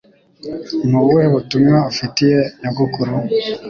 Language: Kinyarwanda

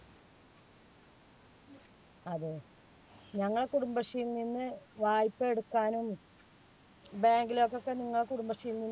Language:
Malayalam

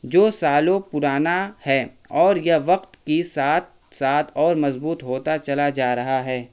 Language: Urdu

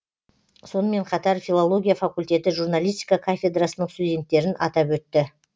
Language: Kazakh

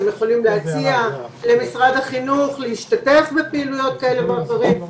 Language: Hebrew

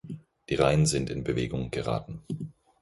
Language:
German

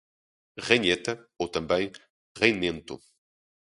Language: Portuguese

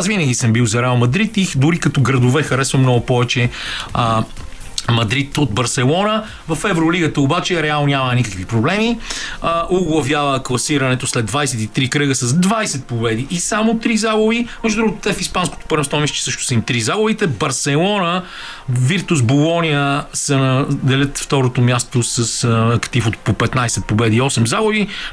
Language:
Bulgarian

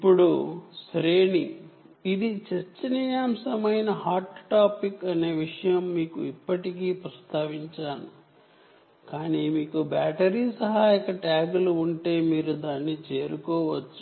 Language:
Telugu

